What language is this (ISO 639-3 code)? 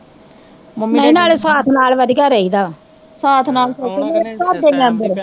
pan